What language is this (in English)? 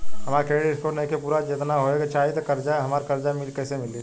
Bhojpuri